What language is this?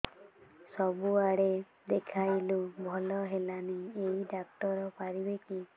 Odia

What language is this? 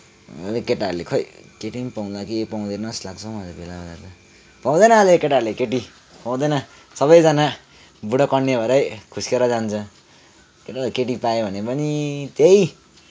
Nepali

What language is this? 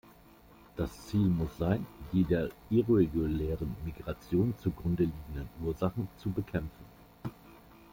German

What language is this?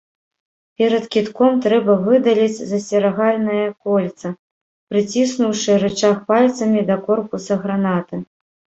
Belarusian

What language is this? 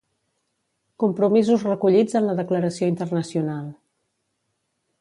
Catalan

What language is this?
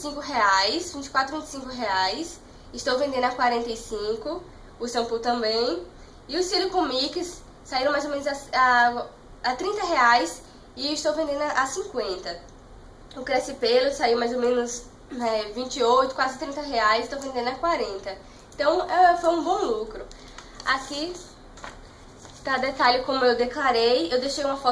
Portuguese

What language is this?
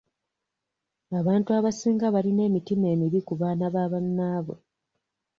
Ganda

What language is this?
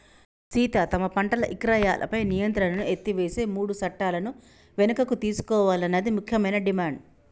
Telugu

